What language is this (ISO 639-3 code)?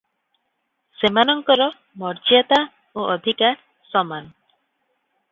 ori